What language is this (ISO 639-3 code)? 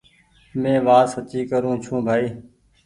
gig